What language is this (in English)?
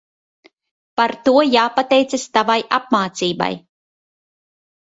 Latvian